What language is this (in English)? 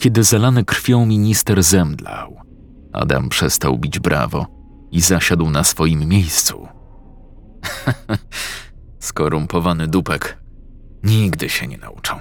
Polish